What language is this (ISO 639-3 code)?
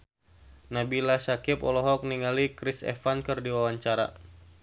sun